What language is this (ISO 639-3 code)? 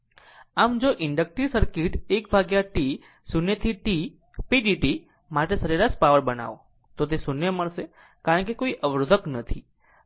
guj